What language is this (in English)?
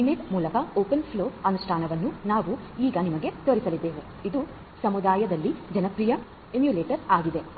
Kannada